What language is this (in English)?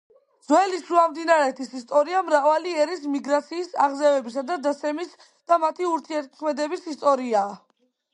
Georgian